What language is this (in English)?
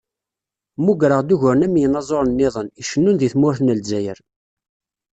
Kabyle